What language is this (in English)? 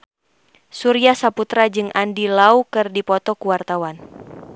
Sundanese